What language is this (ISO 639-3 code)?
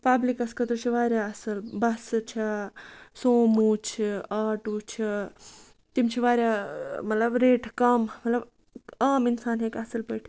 kas